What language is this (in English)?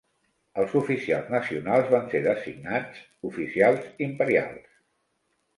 Catalan